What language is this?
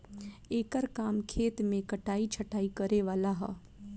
Bhojpuri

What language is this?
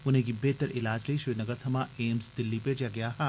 Dogri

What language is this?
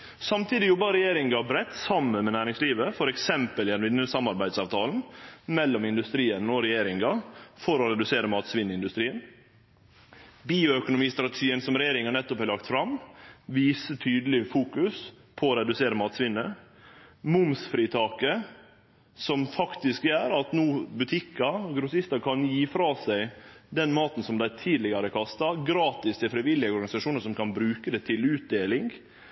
Norwegian Nynorsk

